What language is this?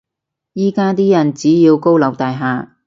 Cantonese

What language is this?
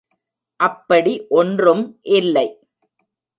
Tamil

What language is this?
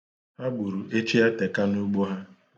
Igbo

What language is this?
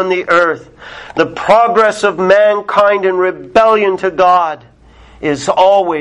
English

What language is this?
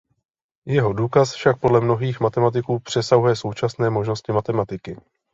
Czech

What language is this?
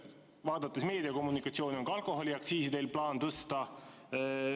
Estonian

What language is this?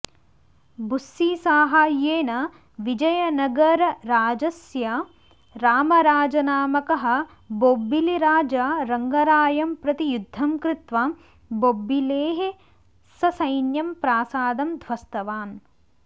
Sanskrit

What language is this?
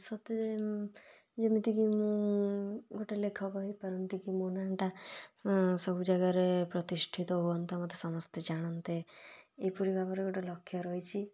Odia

